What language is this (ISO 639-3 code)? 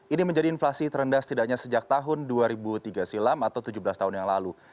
ind